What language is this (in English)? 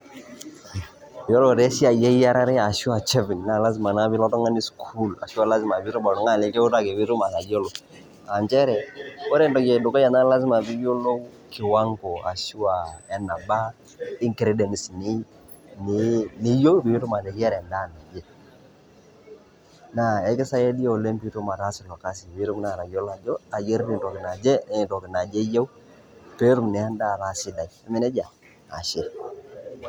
Masai